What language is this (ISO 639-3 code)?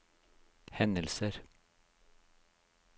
nor